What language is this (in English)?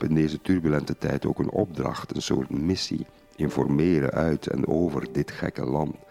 Dutch